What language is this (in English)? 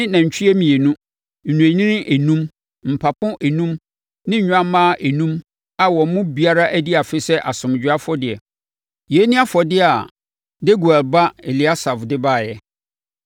Akan